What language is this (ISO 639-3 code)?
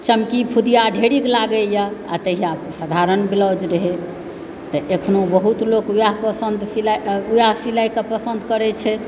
mai